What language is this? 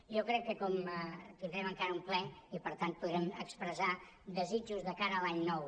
Catalan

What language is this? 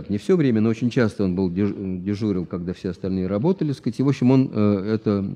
Russian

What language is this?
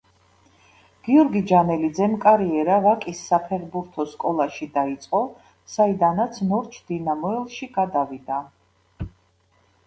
Georgian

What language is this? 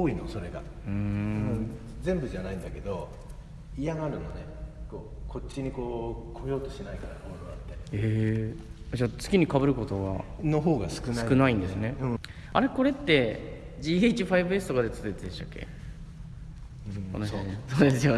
Japanese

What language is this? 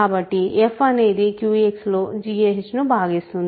Telugu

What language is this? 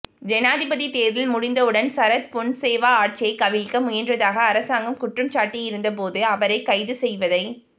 Tamil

